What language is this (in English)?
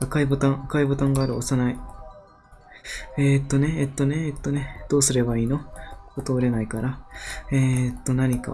Japanese